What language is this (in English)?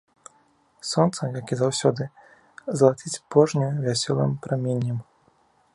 Belarusian